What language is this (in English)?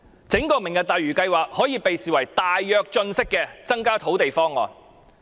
Cantonese